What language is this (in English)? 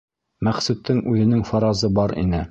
Bashkir